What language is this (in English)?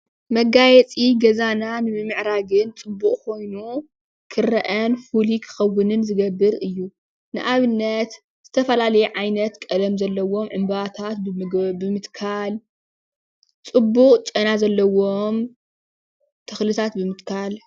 Tigrinya